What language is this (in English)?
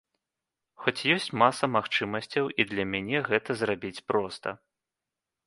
Belarusian